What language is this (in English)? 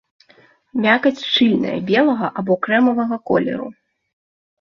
Belarusian